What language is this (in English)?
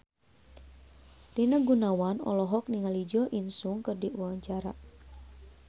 Sundanese